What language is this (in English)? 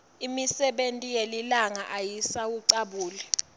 Swati